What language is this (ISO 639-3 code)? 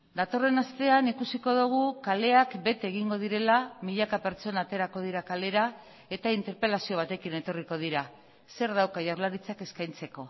eus